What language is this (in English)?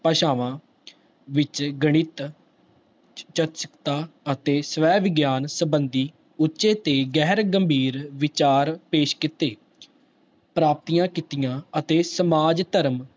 Punjabi